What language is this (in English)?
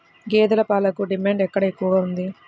Telugu